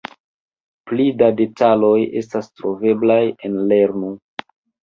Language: Esperanto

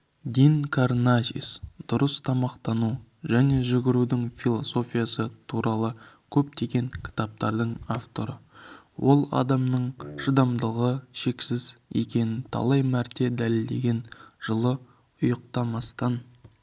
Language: Kazakh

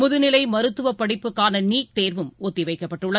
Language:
Tamil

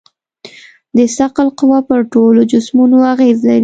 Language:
Pashto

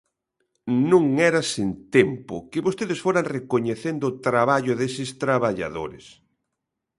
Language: Galician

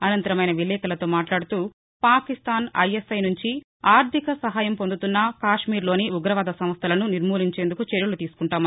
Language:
Telugu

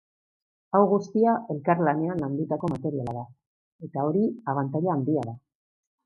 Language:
Basque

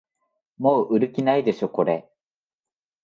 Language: Japanese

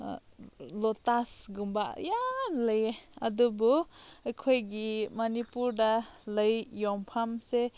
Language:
Manipuri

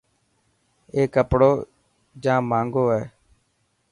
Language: Dhatki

